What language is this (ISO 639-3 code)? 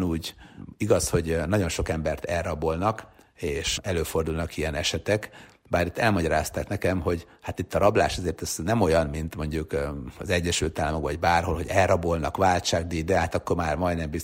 hun